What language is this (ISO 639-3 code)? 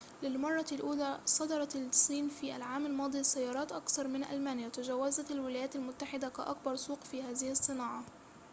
ara